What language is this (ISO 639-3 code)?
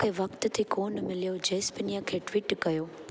snd